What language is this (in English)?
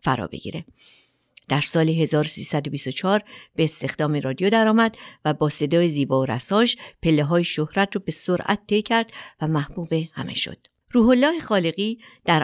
Persian